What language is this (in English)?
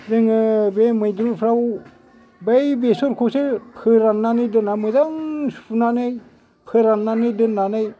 Bodo